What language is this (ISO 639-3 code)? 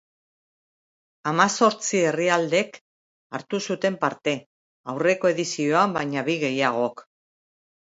eus